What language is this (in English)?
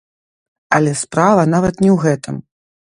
Belarusian